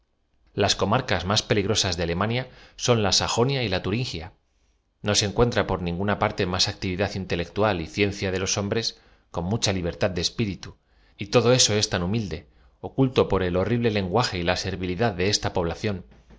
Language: Spanish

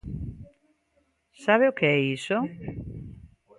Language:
Galician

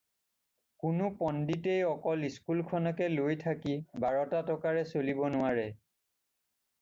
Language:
Assamese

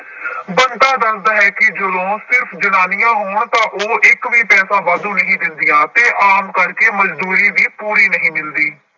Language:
Punjabi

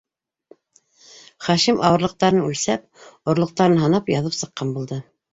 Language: Bashkir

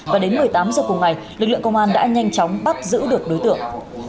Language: Vietnamese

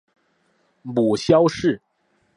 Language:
Chinese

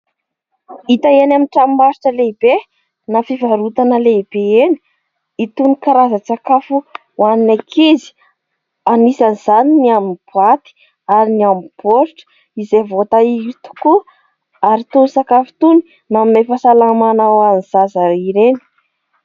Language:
Malagasy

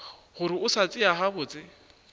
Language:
Northern Sotho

